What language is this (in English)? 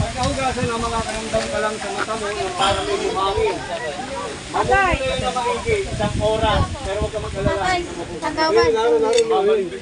Filipino